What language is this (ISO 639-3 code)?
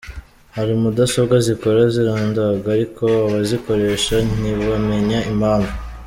kin